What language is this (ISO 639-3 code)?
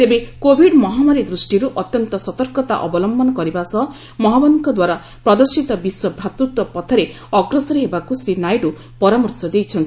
ori